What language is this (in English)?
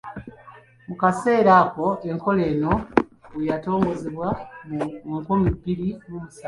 Ganda